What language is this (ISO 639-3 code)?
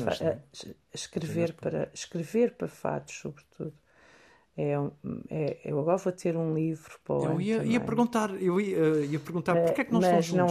por